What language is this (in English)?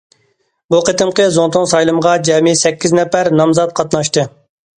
Uyghur